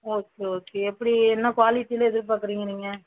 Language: Tamil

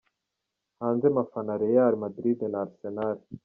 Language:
Kinyarwanda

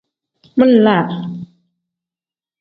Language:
Tem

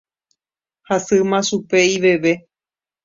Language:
Guarani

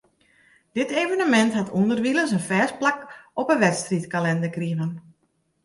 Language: Western Frisian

